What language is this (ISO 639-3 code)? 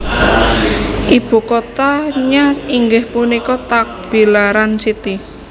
jav